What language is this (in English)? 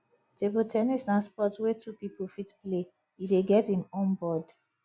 Nigerian Pidgin